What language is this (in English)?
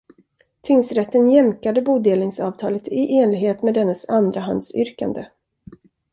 Swedish